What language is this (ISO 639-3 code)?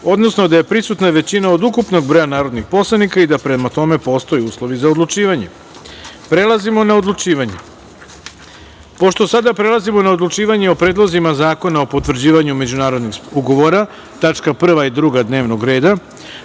srp